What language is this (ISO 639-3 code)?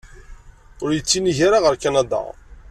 kab